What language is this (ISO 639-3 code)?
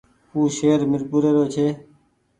gig